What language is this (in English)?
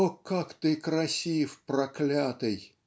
Russian